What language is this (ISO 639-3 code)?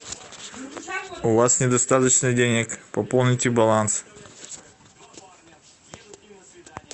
rus